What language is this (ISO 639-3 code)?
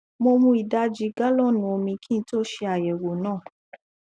yor